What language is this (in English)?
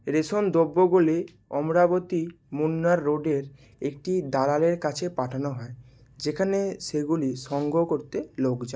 Bangla